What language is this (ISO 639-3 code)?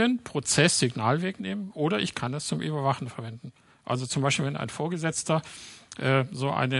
deu